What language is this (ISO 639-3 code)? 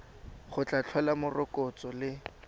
tsn